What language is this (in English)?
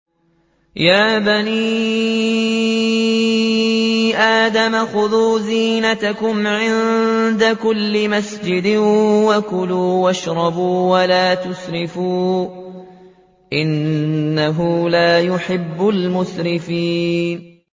Arabic